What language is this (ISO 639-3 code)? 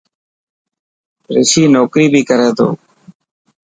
mki